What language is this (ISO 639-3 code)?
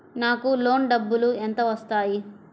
tel